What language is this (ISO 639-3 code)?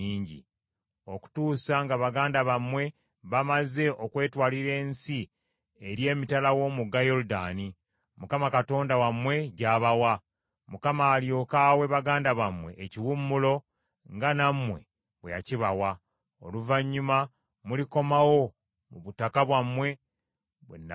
lug